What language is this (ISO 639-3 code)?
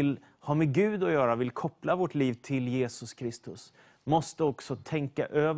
swe